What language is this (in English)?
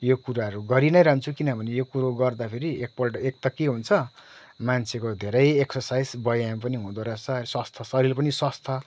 Nepali